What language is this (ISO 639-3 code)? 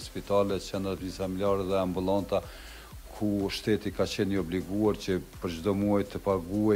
ron